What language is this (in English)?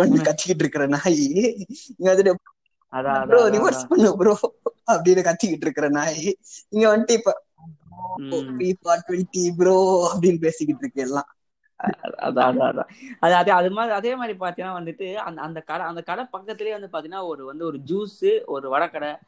Tamil